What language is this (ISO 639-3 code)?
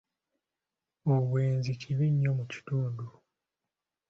lug